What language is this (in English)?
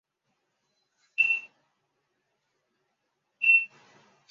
Chinese